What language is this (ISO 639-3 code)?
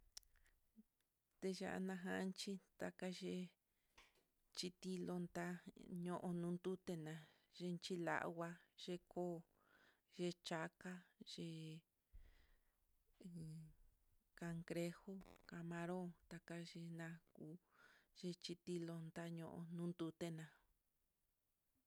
vmm